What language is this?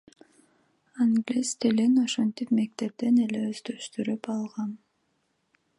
Kyrgyz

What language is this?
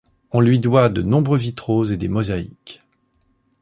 French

